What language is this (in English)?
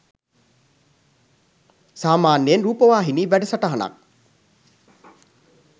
Sinhala